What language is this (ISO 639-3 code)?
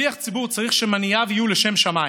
heb